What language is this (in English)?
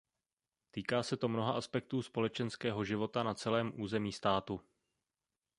Czech